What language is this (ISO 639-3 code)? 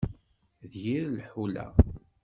kab